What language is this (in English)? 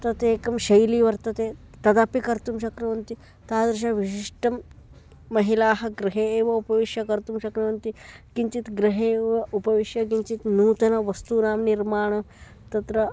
Sanskrit